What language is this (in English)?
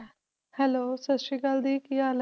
Punjabi